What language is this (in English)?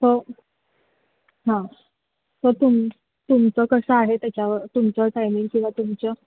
Marathi